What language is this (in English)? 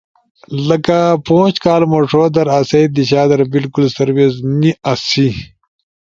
Ushojo